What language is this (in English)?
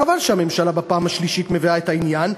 Hebrew